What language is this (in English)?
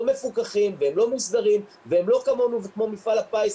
Hebrew